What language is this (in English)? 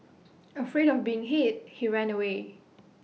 English